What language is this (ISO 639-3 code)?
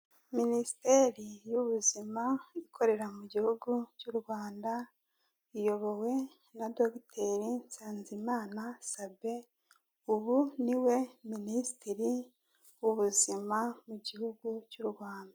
kin